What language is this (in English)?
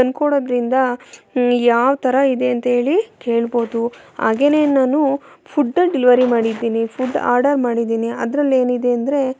Kannada